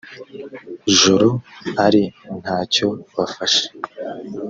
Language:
Kinyarwanda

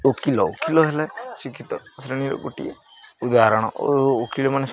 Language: Odia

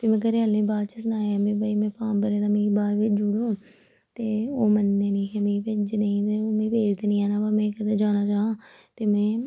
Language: Dogri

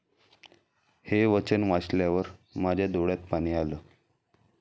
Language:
Marathi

